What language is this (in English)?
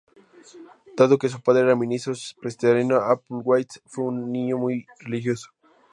Spanish